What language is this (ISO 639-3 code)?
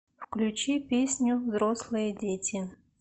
rus